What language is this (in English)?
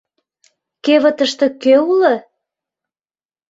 Mari